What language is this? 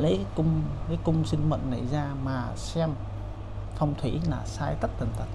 Vietnamese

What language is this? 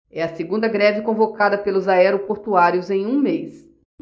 Portuguese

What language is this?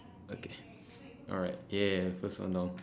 English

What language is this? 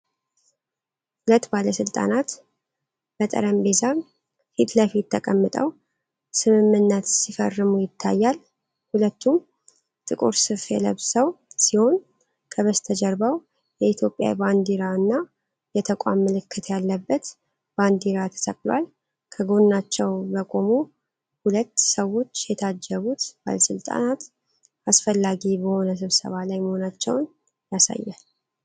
Amharic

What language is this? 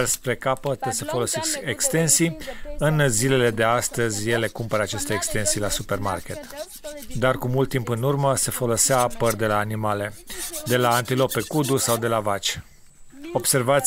Romanian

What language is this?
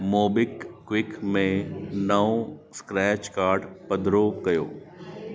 Sindhi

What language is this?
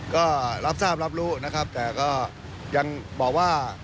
Thai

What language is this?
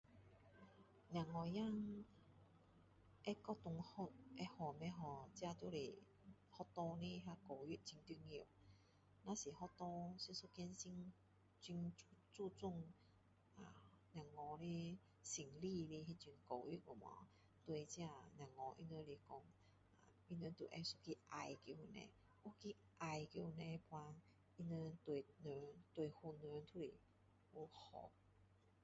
Min Dong Chinese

